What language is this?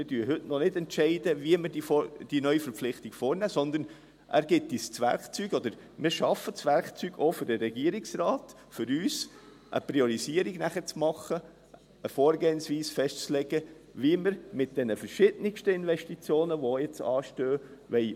Swiss German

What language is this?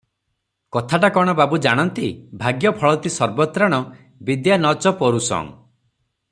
Odia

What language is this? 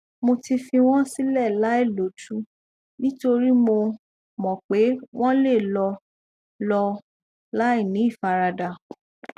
Yoruba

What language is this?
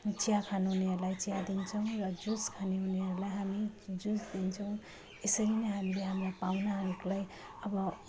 Nepali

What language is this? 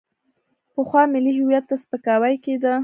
Pashto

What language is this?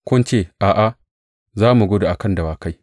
Hausa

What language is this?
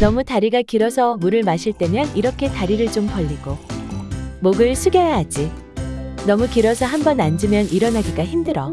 Korean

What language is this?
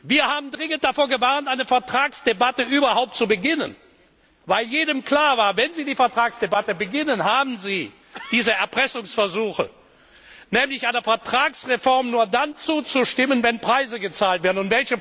German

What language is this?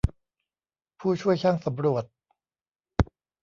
Thai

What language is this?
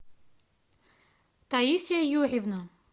Russian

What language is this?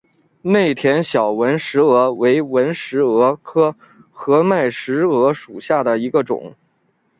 Chinese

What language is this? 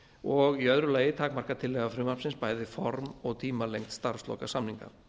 Icelandic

